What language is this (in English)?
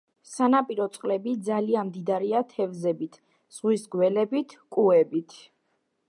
Georgian